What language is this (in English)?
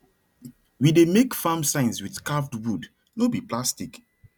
Nigerian Pidgin